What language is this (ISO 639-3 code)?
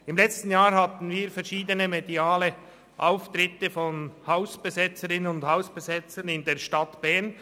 gsw